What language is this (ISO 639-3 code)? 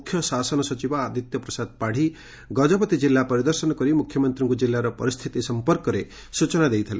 ori